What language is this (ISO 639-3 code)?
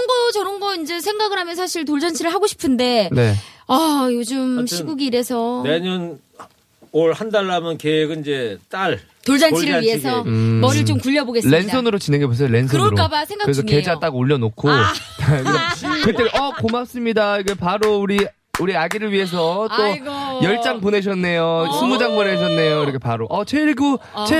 kor